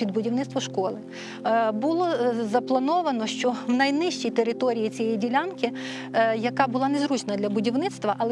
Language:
Polish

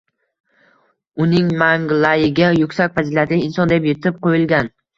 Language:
Uzbek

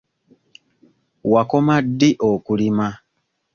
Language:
Ganda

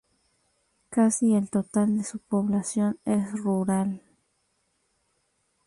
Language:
Spanish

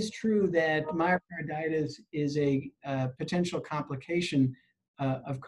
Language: English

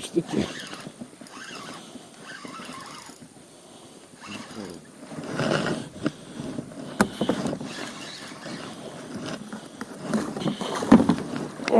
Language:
Russian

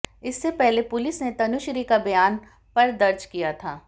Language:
Hindi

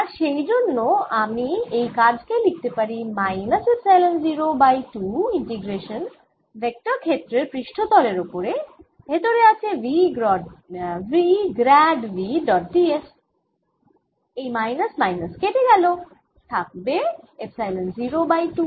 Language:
Bangla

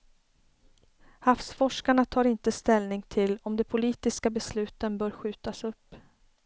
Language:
Swedish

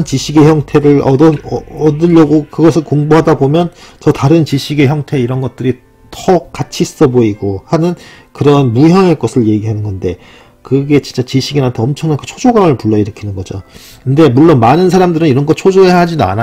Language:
Korean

